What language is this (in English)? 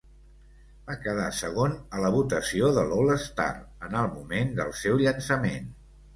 Catalan